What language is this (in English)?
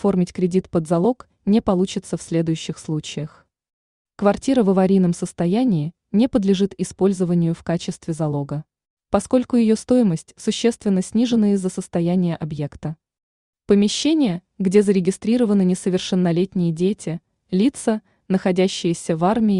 Russian